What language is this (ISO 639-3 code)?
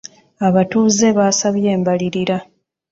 lug